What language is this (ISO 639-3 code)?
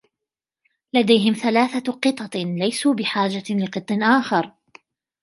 ara